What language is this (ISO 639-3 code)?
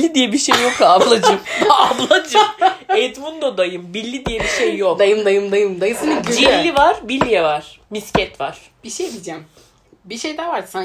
tur